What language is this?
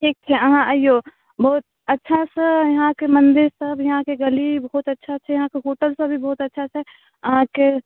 Maithili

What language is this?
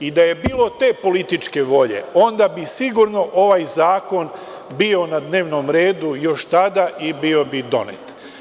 Serbian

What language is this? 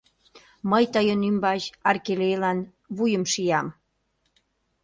Mari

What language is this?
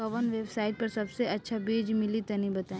Bhojpuri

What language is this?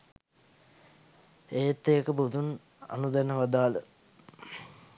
Sinhala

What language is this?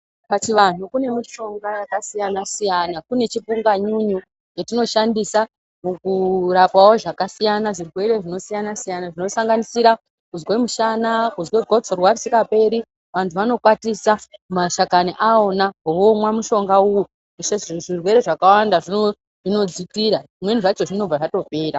Ndau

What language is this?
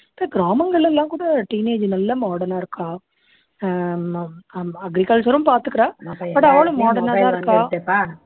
Tamil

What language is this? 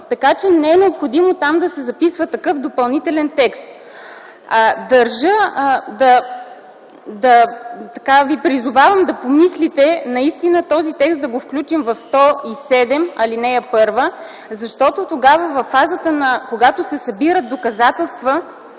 Bulgarian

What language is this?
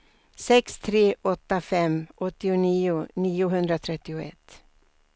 Swedish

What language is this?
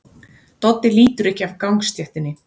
Icelandic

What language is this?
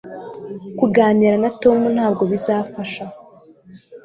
Kinyarwanda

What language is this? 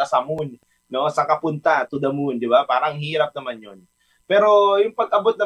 Filipino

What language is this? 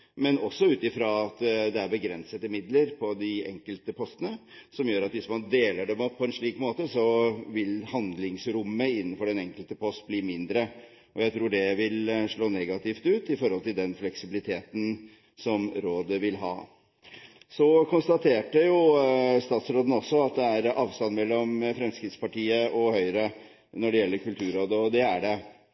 Norwegian Bokmål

